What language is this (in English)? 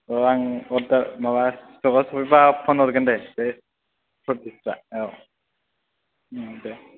Bodo